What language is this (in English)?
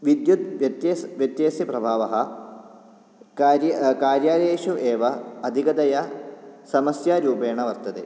Sanskrit